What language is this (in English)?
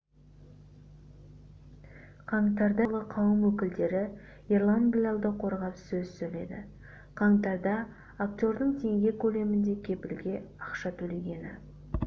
Kazakh